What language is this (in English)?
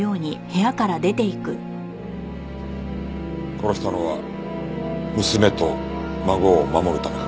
Japanese